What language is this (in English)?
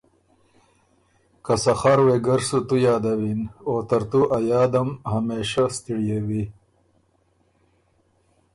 Ormuri